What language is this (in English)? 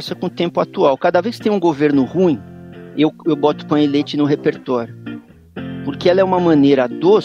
Portuguese